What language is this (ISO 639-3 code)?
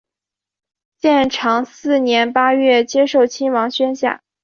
zho